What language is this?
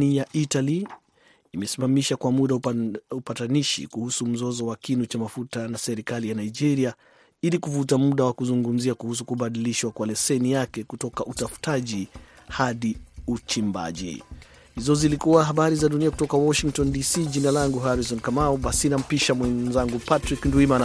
Swahili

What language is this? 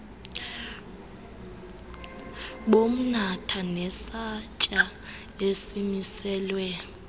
Xhosa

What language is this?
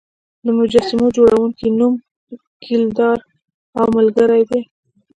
Pashto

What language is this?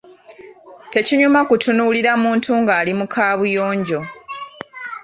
Ganda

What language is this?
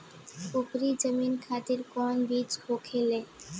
Bhojpuri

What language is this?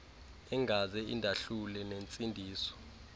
Xhosa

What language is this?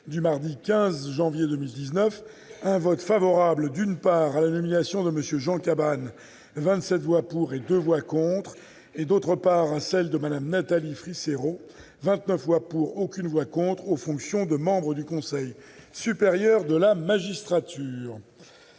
French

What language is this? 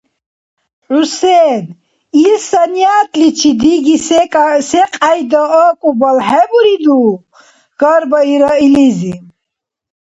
Dargwa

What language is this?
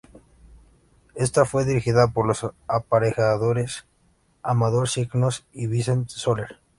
Spanish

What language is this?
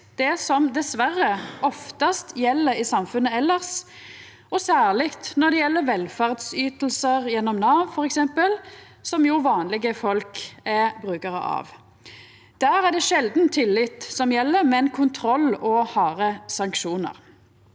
Norwegian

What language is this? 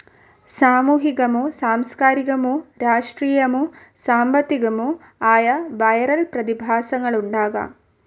Malayalam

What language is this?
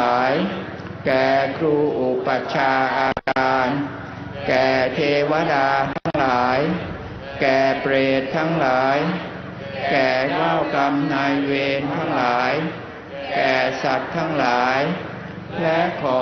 Thai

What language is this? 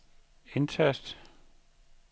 Danish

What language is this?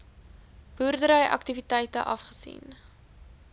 Afrikaans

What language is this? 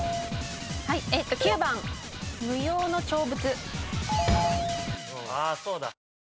Japanese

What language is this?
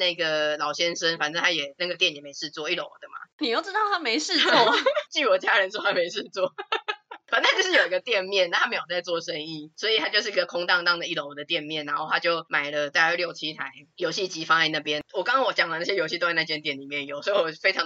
Chinese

